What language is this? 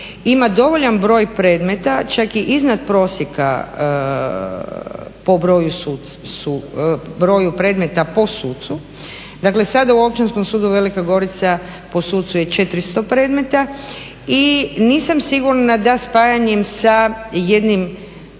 Croatian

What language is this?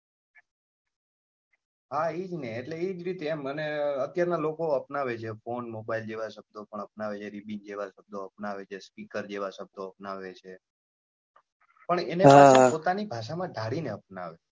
Gujarati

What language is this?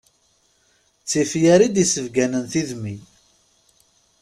Kabyle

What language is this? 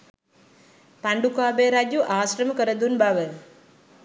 Sinhala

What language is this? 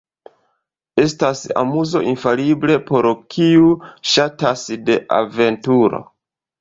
Esperanto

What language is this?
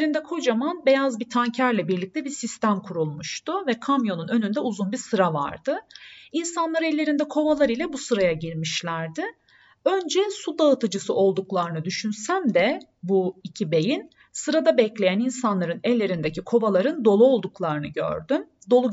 Turkish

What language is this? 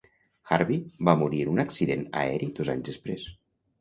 Catalan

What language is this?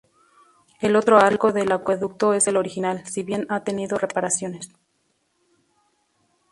Spanish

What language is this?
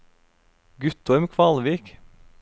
Norwegian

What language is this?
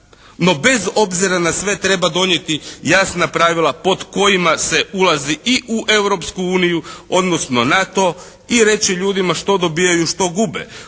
Croatian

